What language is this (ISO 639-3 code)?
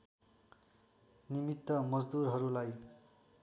nep